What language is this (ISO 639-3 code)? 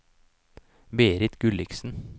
nor